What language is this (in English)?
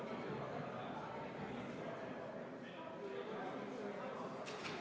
Estonian